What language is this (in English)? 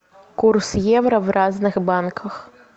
Russian